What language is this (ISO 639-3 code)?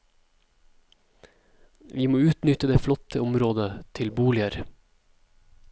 nor